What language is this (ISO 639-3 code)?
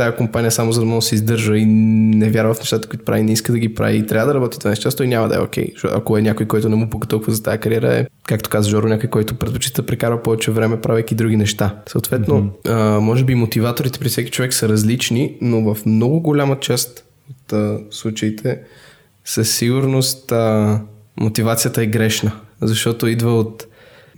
bul